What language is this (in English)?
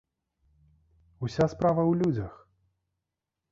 Belarusian